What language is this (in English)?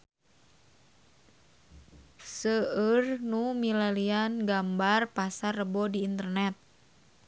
Sundanese